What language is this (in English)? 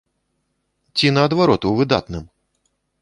Belarusian